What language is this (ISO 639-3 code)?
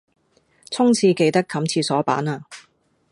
yue